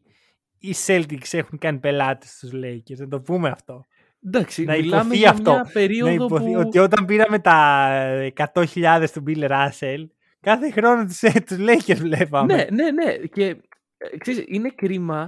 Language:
Greek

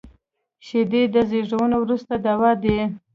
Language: Pashto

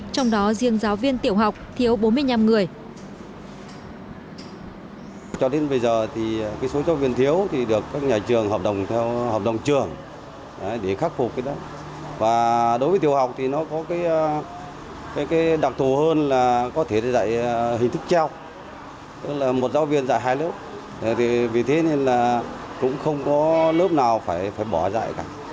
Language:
Vietnamese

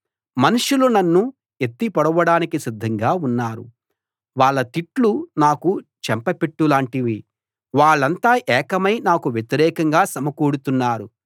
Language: Telugu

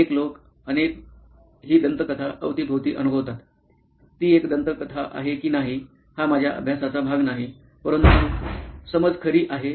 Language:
Marathi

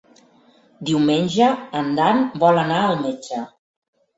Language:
Catalan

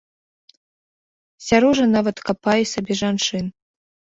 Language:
Belarusian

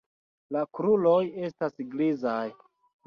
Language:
Esperanto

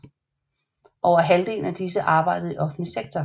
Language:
Danish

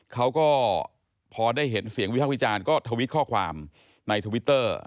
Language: Thai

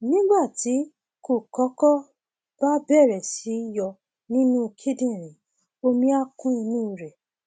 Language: Yoruba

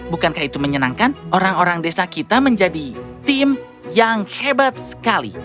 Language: Indonesian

